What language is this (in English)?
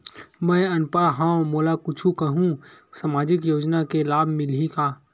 Chhattisgarhi